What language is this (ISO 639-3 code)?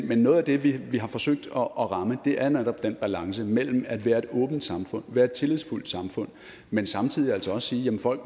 dan